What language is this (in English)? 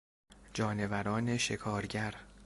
Persian